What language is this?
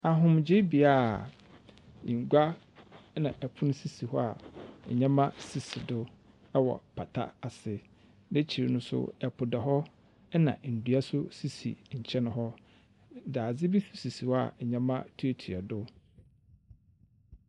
Akan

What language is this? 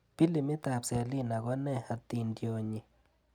Kalenjin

